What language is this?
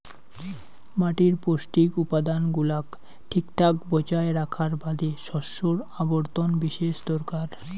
Bangla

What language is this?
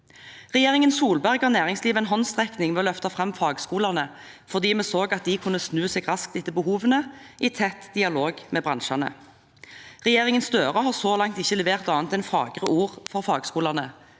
Norwegian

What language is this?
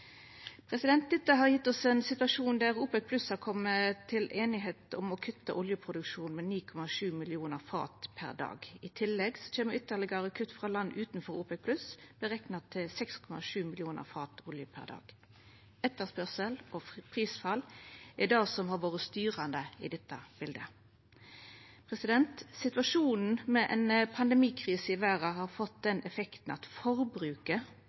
Norwegian Nynorsk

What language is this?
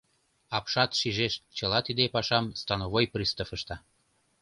Mari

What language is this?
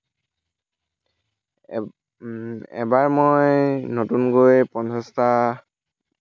Assamese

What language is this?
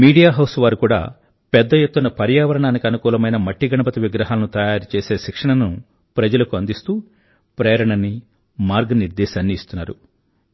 Telugu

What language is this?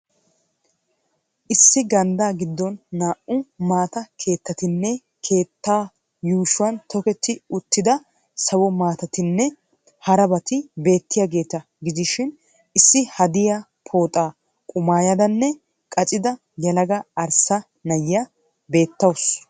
Wolaytta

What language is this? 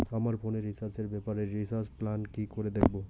Bangla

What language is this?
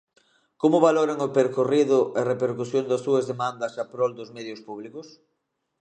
Galician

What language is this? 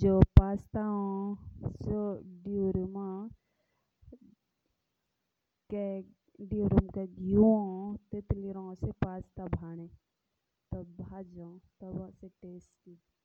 Jaunsari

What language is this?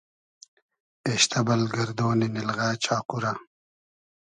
Hazaragi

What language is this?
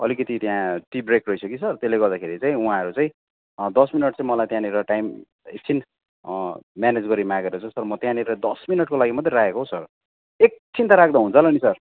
Nepali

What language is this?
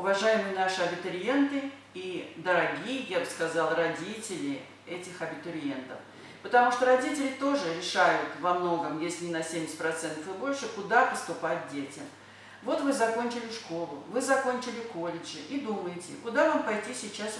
Russian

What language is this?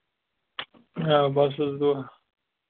Kashmiri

